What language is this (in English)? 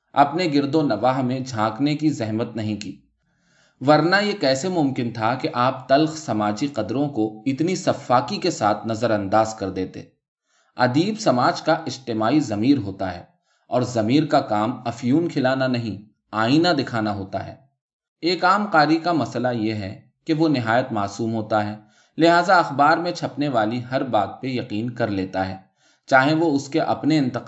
Urdu